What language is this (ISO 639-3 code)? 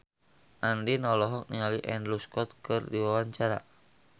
sun